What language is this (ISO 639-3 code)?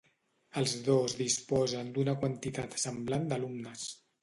cat